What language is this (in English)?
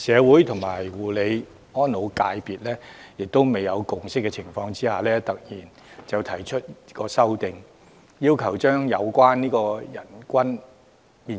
Cantonese